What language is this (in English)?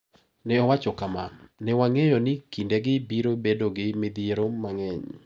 Luo (Kenya and Tanzania)